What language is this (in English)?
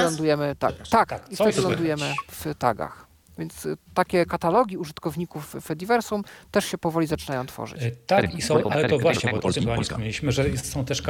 Polish